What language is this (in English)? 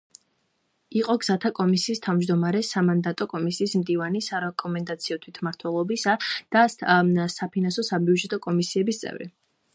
Georgian